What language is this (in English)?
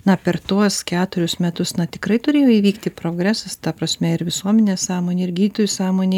Lithuanian